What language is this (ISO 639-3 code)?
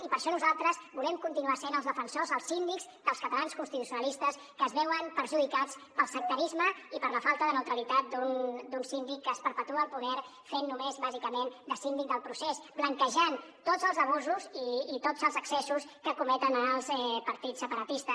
cat